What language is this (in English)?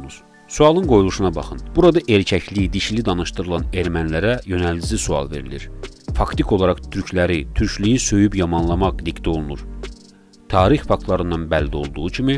Turkish